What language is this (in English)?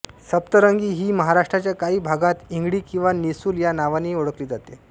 Marathi